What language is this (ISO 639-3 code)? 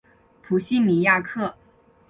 zho